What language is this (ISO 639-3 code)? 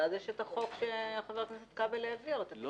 heb